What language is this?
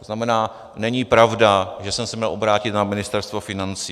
Czech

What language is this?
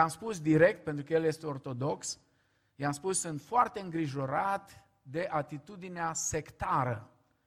Romanian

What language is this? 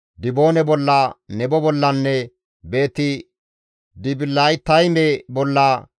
Gamo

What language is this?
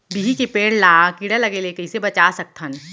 Chhattisgarhi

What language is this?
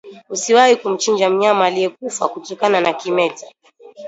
Swahili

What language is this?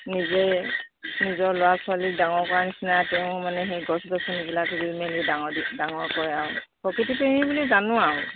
Assamese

